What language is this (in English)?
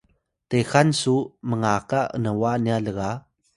Atayal